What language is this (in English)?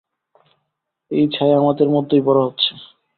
Bangla